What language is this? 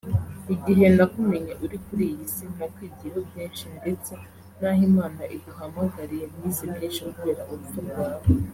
Kinyarwanda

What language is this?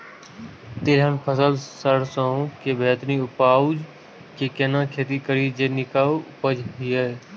Maithili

